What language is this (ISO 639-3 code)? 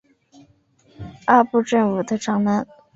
zho